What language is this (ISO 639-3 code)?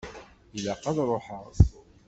kab